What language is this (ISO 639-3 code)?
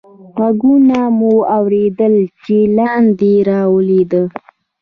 pus